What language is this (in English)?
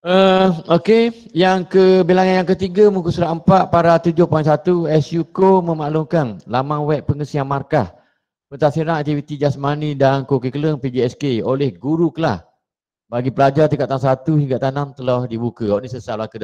Malay